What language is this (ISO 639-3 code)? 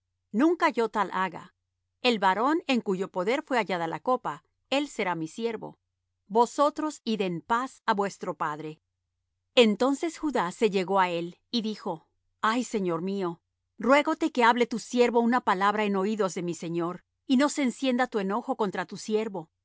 spa